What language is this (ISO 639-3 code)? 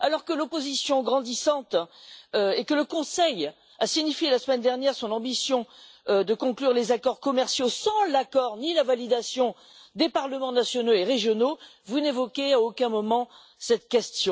fra